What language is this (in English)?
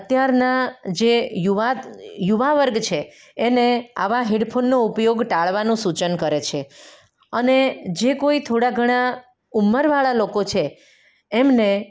Gujarati